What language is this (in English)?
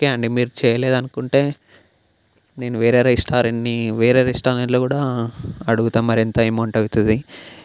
Telugu